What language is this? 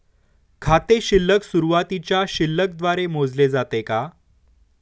Marathi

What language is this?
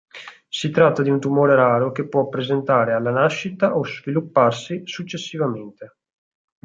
Italian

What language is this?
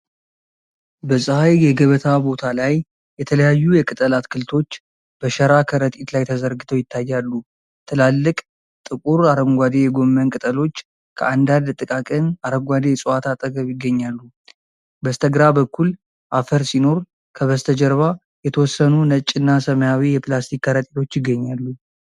Amharic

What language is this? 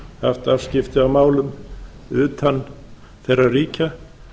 Icelandic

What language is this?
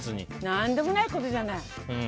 Japanese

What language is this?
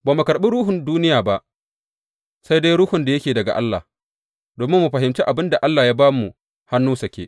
Hausa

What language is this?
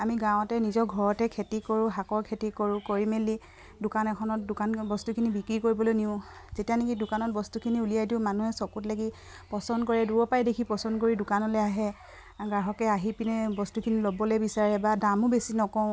Assamese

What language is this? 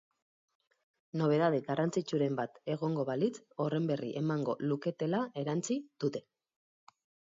Basque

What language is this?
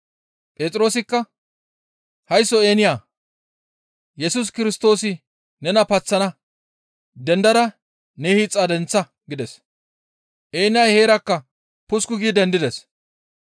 Gamo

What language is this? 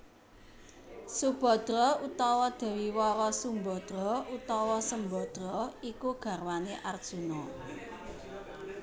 Javanese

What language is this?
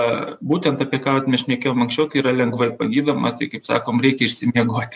Lithuanian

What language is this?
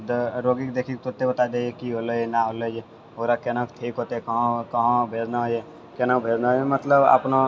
Maithili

